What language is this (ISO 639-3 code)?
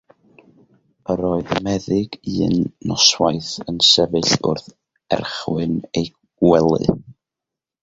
cym